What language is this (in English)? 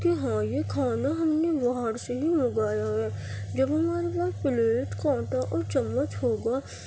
Urdu